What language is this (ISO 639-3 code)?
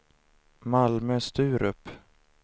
swe